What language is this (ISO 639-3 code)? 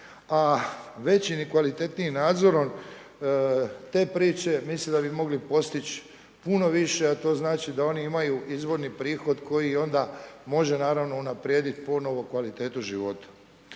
hrv